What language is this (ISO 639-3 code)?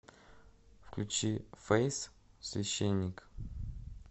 rus